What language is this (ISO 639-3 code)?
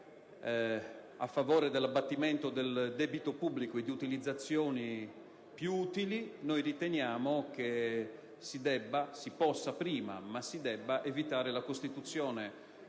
ita